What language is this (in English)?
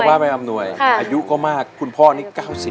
Thai